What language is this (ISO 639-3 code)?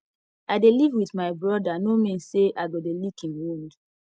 pcm